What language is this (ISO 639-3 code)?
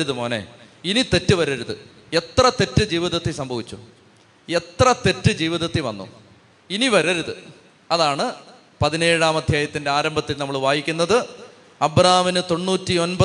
mal